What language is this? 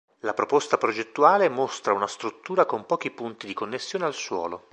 Italian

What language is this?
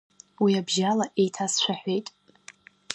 Abkhazian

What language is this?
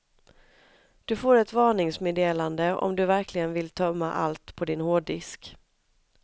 Swedish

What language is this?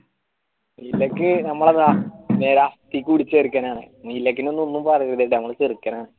Malayalam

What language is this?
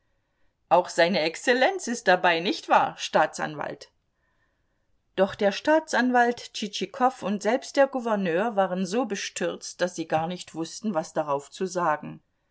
German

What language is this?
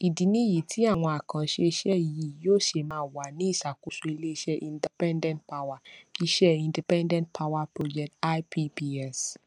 Yoruba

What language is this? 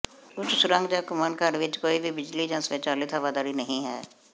Punjabi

